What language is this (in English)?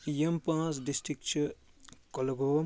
Kashmiri